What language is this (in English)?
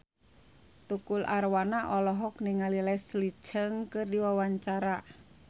Sundanese